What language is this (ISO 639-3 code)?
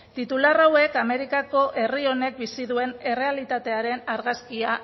eus